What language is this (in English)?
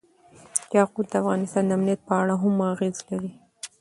Pashto